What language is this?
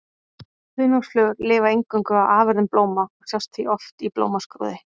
Icelandic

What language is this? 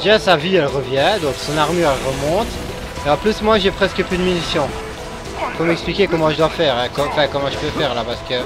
French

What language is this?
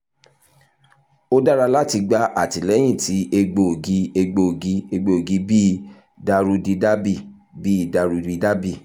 Yoruba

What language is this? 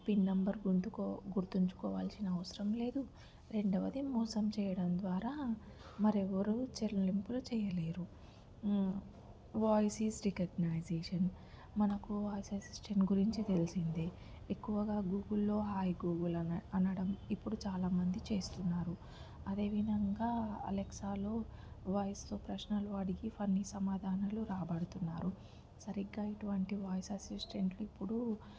Telugu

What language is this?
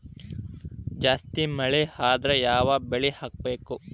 Kannada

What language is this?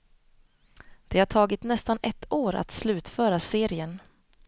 Swedish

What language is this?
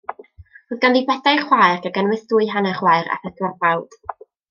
Welsh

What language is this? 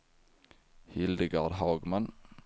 Swedish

